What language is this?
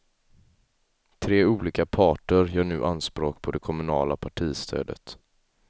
Swedish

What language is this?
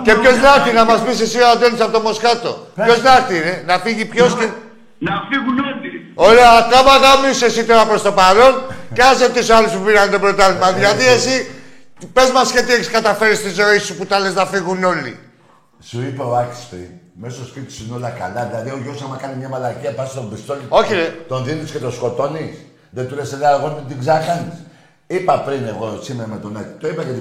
Greek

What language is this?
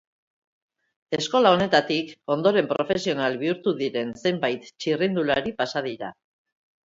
Basque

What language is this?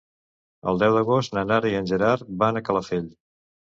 Catalan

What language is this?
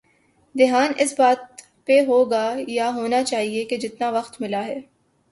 Urdu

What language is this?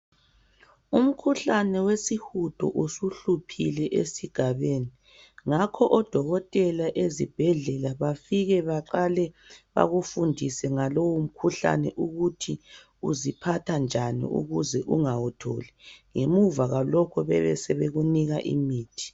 North Ndebele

